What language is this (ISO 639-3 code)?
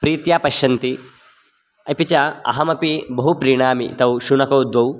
san